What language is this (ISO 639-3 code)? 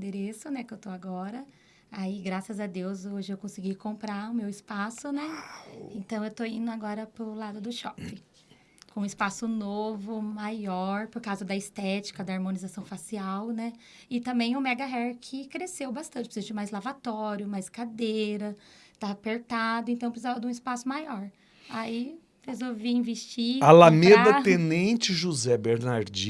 por